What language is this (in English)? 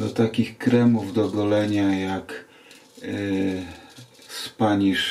Polish